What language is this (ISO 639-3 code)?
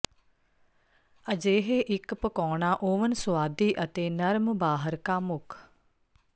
pan